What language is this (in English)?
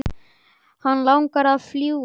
Icelandic